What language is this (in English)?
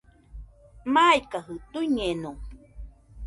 Nüpode Huitoto